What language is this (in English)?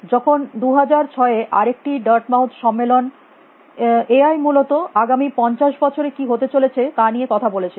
Bangla